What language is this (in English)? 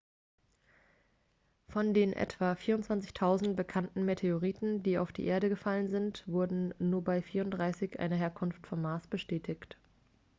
German